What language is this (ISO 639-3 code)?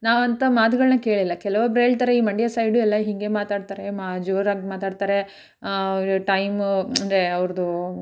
kan